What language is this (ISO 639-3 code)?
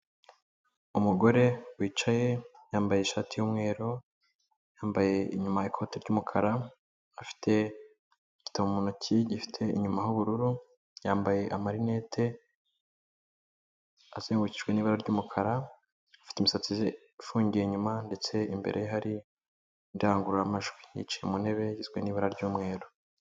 kin